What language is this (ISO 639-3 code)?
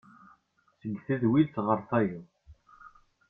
kab